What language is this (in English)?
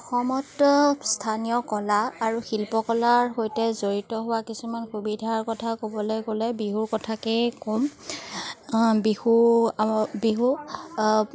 Assamese